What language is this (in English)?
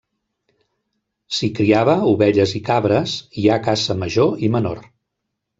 Catalan